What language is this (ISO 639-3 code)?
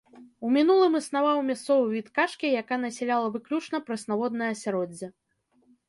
bel